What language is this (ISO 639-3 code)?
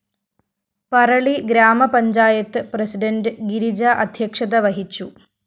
mal